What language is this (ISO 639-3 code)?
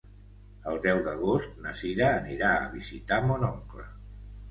cat